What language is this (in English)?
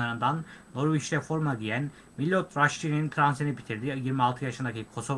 Turkish